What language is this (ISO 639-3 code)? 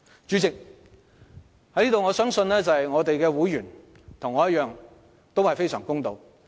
yue